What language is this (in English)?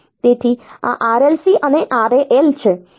Gujarati